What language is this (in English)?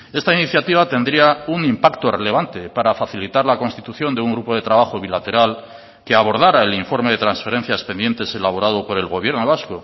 Spanish